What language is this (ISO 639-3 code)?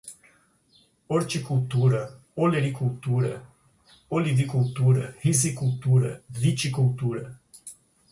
por